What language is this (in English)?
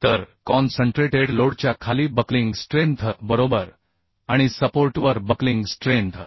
Marathi